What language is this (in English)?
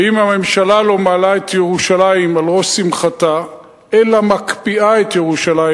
Hebrew